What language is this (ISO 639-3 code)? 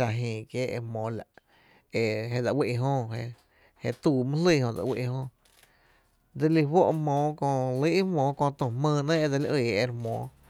cte